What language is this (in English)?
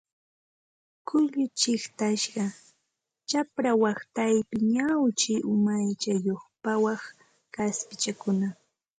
Santa Ana de Tusi Pasco Quechua